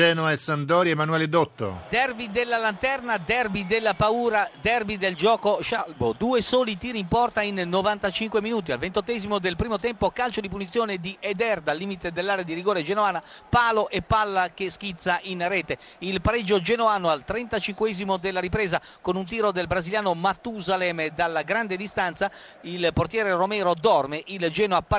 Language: Italian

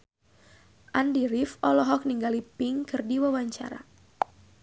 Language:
Sundanese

